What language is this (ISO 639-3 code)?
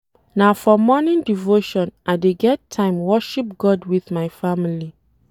pcm